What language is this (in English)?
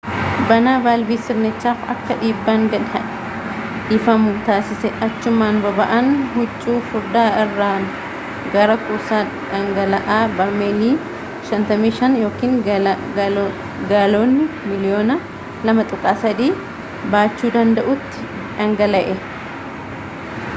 Oromo